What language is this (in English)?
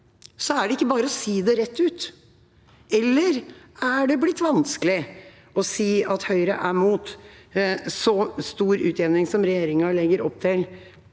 Norwegian